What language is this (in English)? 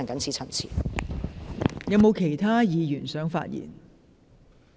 Cantonese